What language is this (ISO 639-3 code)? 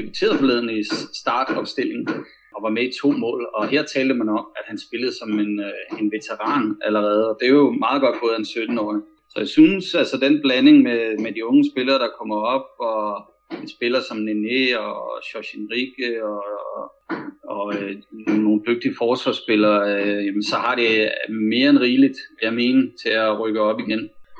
dan